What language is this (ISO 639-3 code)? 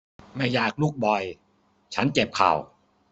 tha